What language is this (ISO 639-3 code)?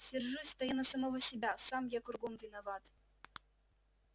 rus